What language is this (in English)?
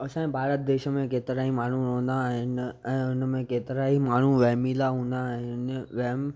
Sindhi